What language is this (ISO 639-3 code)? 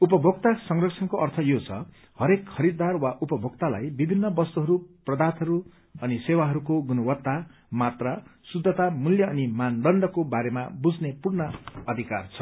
nep